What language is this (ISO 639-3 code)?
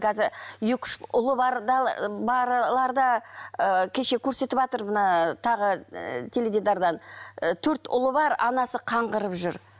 kaz